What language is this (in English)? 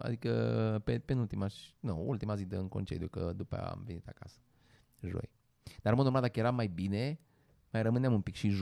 Romanian